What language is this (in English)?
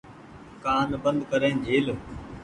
Goaria